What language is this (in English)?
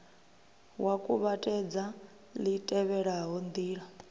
Venda